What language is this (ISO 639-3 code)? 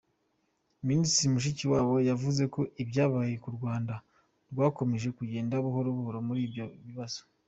kin